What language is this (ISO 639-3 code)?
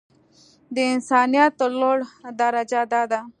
pus